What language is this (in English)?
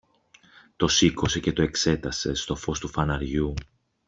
Greek